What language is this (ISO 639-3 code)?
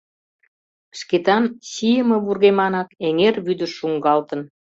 chm